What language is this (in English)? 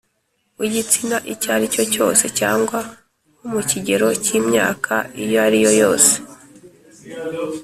Kinyarwanda